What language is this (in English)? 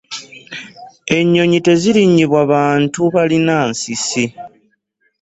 Ganda